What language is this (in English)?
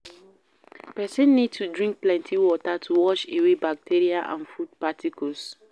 Nigerian Pidgin